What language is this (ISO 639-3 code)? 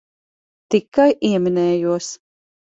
lav